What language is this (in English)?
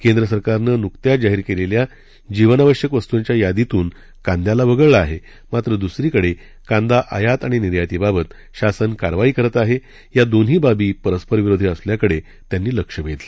Marathi